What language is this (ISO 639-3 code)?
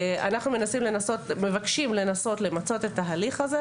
heb